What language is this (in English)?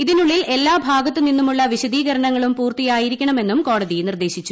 Malayalam